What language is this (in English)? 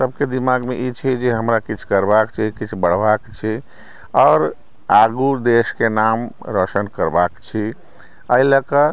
Maithili